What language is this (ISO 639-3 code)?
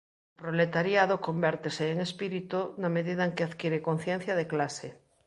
glg